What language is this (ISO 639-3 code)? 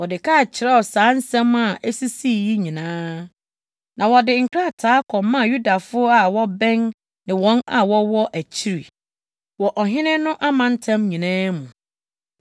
aka